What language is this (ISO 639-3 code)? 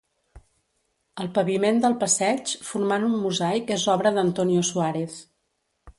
cat